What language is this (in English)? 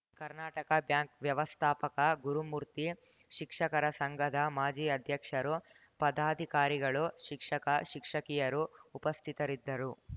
Kannada